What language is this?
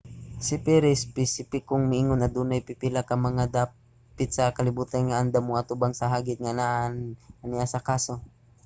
Cebuano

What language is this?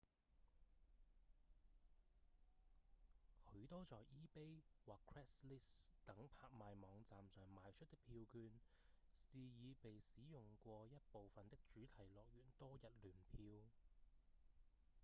Cantonese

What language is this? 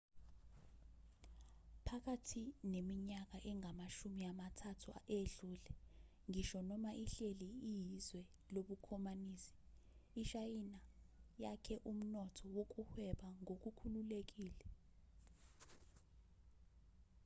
Zulu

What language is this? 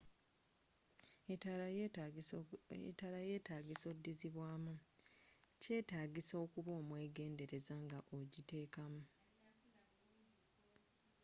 Ganda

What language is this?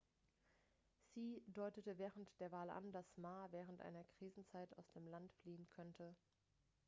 German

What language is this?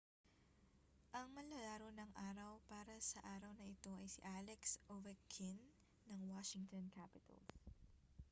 Filipino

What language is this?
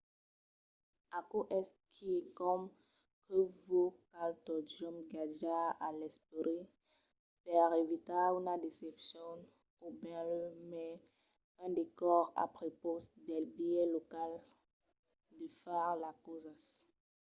Occitan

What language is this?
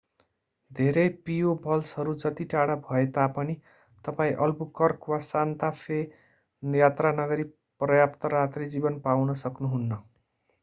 Nepali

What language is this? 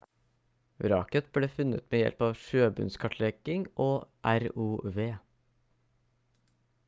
Norwegian Bokmål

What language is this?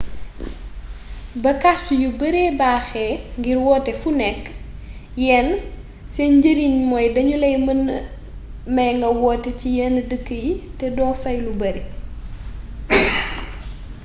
Wolof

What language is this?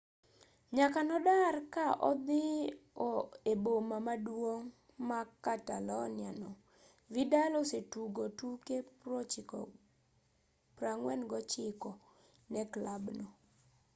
Luo (Kenya and Tanzania)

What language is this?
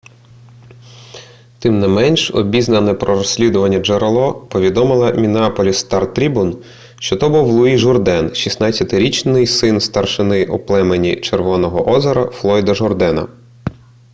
Ukrainian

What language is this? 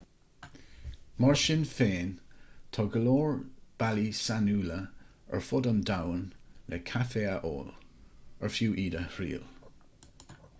Irish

